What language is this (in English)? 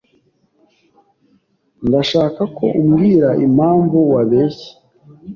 Kinyarwanda